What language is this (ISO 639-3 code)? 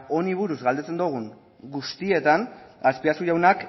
eus